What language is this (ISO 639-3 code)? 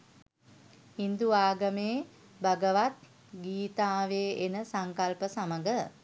sin